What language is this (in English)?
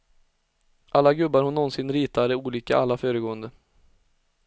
Swedish